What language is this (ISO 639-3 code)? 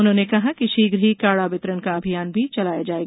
hin